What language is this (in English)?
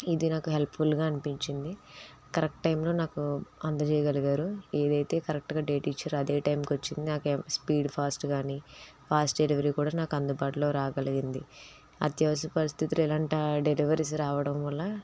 Telugu